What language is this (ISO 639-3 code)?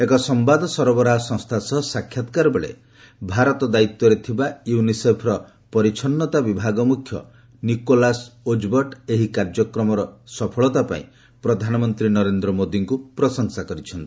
ori